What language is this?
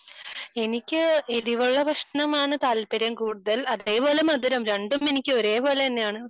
Malayalam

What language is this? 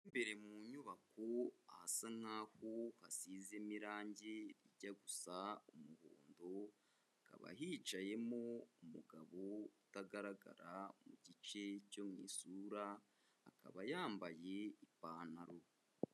Kinyarwanda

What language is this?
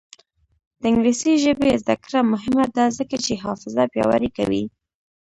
Pashto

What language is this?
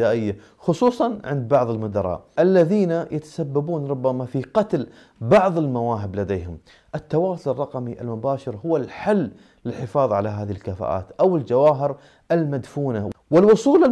Arabic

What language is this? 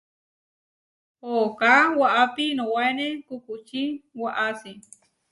Huarijio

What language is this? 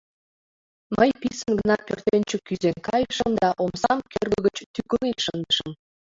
Mari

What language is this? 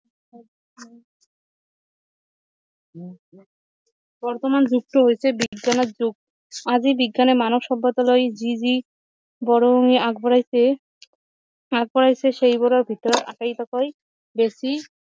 Assamese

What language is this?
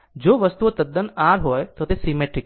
Gujarati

